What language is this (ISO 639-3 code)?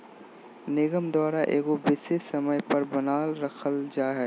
mag